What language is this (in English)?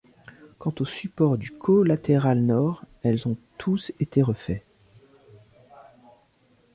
French